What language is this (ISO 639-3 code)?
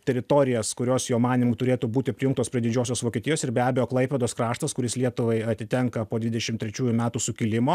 lit